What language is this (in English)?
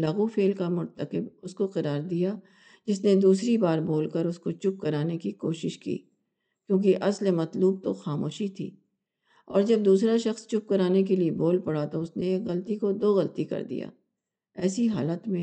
Urdu